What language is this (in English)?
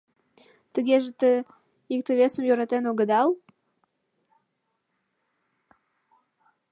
Mari